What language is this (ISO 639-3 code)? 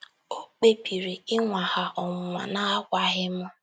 ibo